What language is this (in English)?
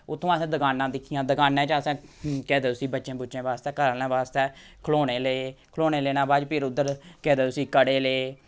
Dogri